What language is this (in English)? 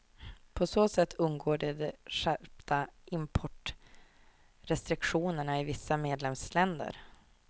Swedish